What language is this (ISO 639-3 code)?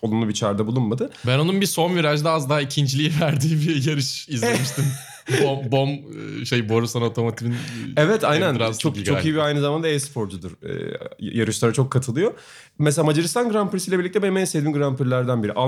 tur